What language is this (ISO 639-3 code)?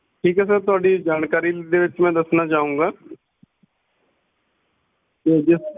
pan